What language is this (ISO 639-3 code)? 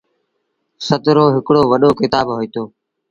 sbn